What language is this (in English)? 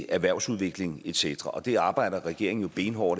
Danish